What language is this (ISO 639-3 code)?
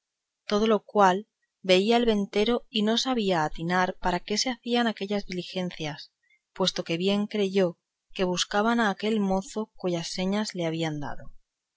spa